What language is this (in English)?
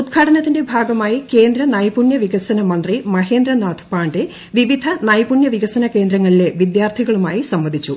Malayalam